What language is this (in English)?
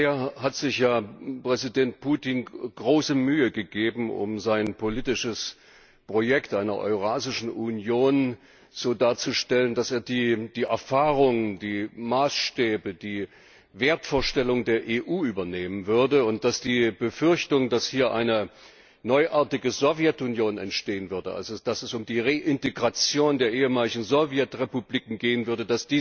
German